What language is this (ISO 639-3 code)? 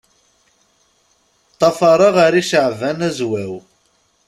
kab